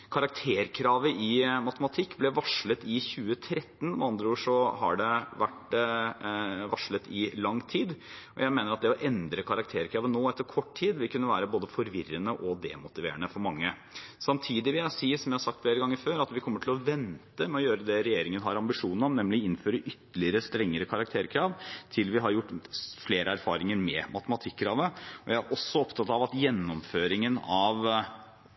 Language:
Norwegian Bokmål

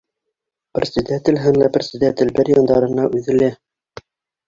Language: Bashkir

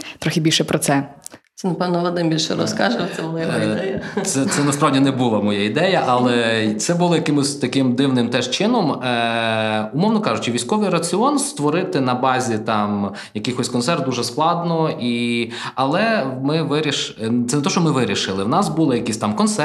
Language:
Ukrainian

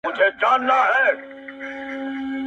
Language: Pashto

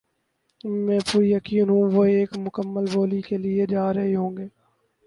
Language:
Urdu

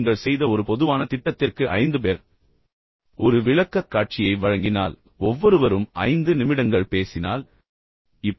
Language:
Tamil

